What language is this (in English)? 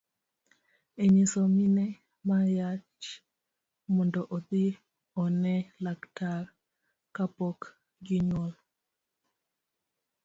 Luo (Kenya and Tanzania)